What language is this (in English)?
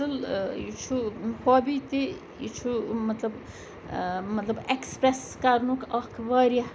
Kashmiri